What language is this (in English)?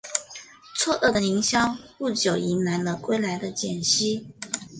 Chinese